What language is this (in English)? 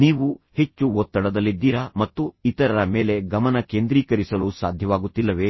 Kannada